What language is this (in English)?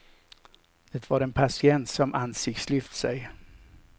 Swedish